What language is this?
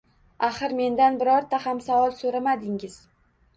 Uzbek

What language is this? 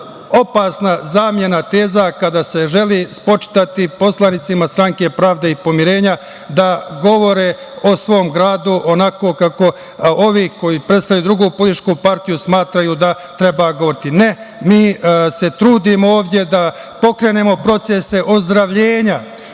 Serbian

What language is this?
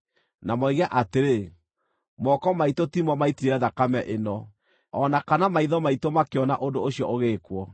Kikuyu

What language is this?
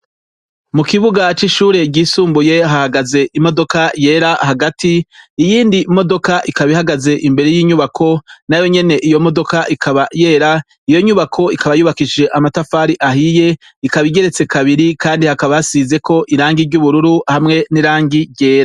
Rundi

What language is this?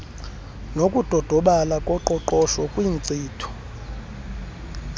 Xhosa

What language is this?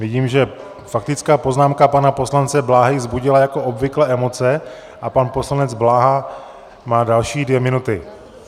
Czech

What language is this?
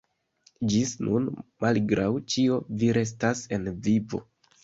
Esperanto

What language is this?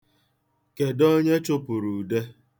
Igbo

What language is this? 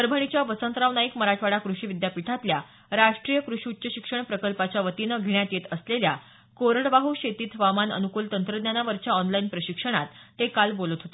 Marathi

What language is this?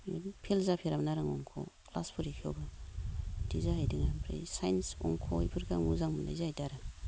Bodo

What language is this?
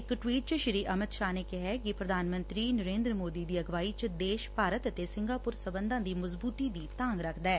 Punjabi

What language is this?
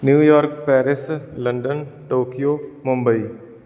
Punjabi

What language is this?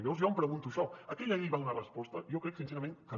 Catalan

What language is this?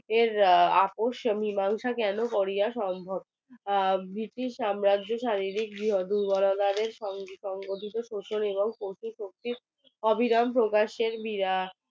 Bangla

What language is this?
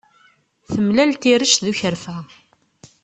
Kabyle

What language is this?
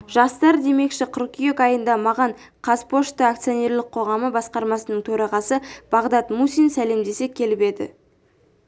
Kazakh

